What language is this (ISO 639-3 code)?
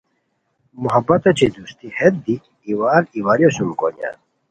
khw